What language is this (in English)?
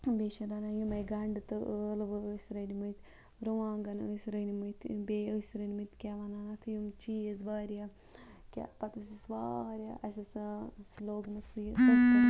Kashmiri